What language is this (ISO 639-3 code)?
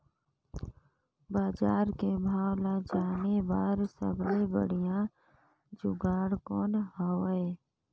hne